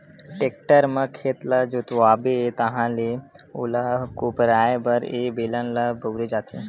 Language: Chhattisgarhi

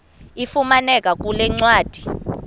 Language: Xhosa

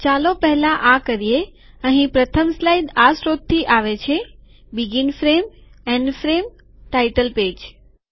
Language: Gujarati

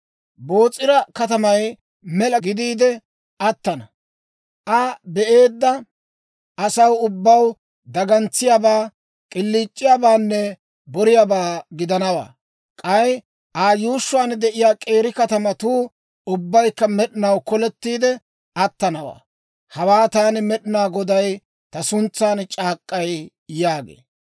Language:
Dawro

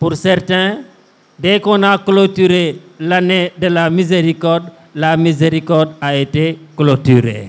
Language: French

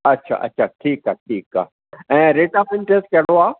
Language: Sindhi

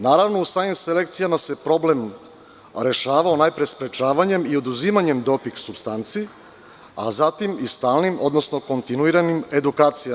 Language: Serbian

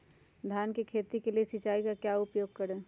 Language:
Magahi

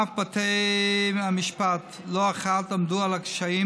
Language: Hebrew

